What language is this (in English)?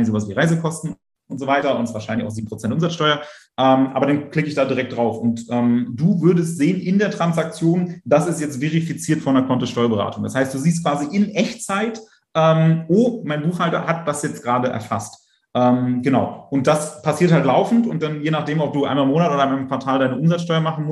German